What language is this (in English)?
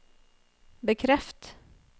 Norwegian